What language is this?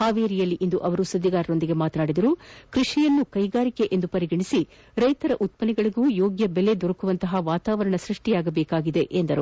Kannada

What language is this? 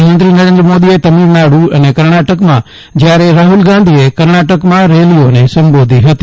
Gujarati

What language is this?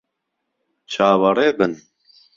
Central Kurdish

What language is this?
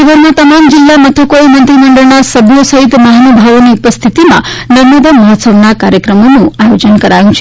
Gujarati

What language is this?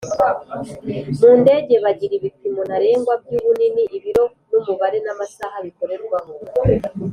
Kinyarwanda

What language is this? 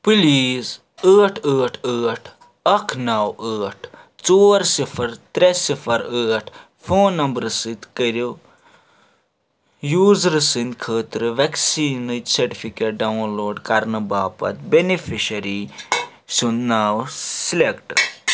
Kashmiri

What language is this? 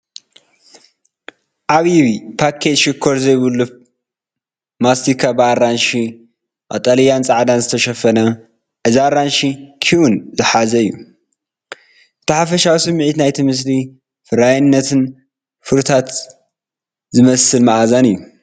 Tigrinya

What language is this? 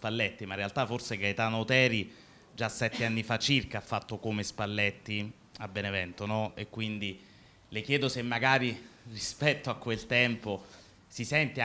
Italian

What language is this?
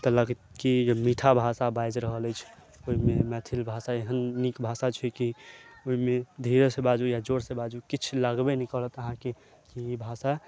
Maithili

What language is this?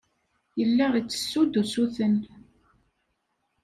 Kabyle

